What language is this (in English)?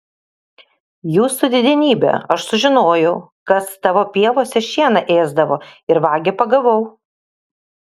Lithuanian